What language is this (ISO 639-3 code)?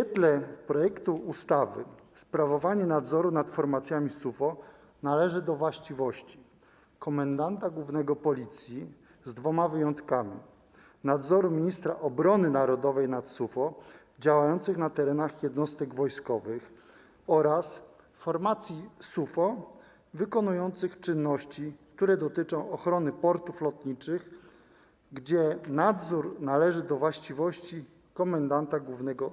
pol